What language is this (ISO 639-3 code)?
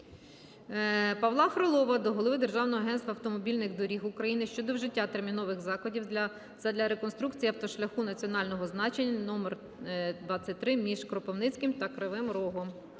ukr